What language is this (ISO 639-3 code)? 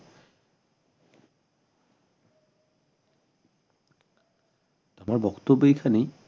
ben